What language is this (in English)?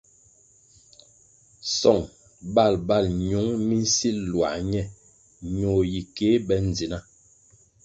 Kwasio